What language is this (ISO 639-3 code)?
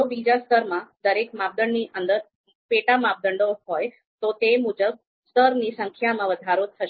guj